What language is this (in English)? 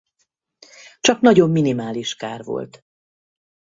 Hungarian